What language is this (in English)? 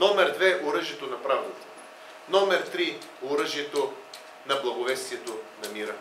Bulgarian